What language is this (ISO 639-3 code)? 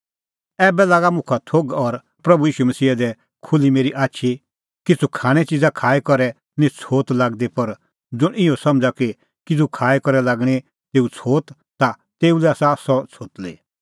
kfx